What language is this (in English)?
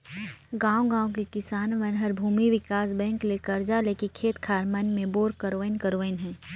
Chhattisgarhi